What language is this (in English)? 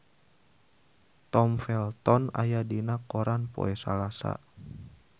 Sundanese